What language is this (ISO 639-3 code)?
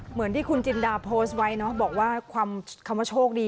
tha